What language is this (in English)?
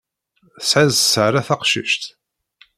Kabyle